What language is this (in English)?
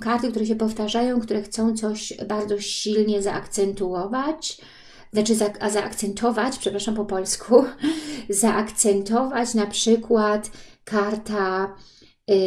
Polish